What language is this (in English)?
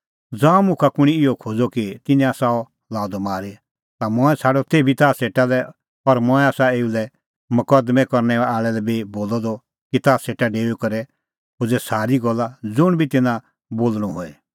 Kullu Pahari